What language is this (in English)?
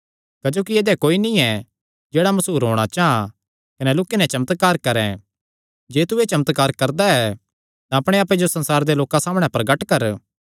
Kangri